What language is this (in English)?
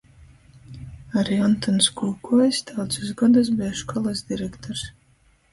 Latgalian